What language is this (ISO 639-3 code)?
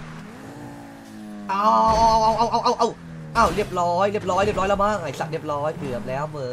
tha